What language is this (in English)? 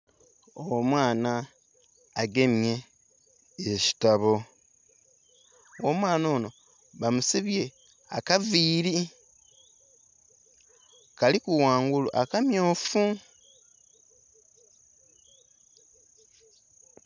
Soga